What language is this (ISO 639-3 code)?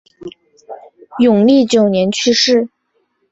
zho